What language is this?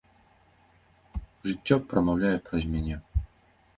Belarusian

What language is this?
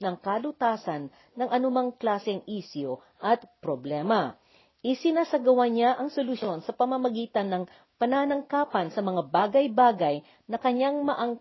Filipino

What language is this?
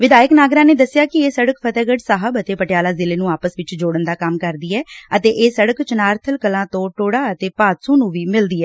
Punjabi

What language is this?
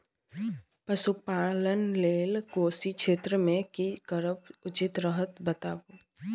Maithili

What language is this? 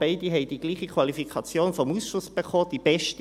Swiss German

